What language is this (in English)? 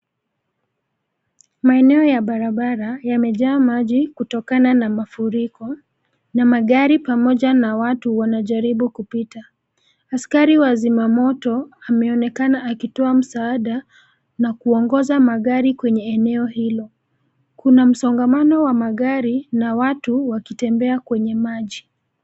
Swahili